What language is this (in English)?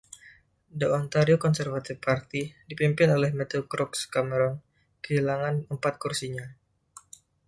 Indonesian